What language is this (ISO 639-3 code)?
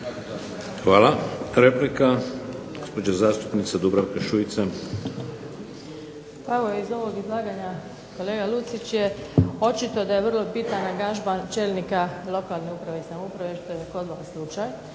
hrv